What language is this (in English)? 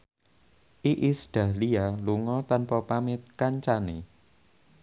Javanese